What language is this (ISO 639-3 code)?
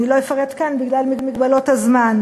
heb